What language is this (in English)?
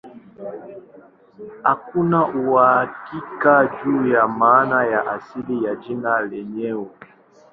Swahili